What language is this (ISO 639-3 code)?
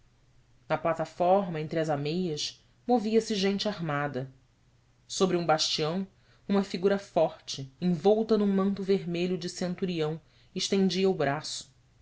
por